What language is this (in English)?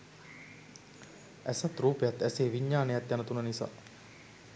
Sinhala